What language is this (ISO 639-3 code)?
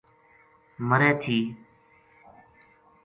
gju